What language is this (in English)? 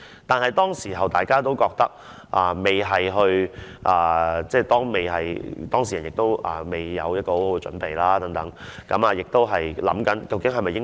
Cantonese